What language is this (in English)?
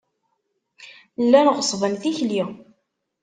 Kabyle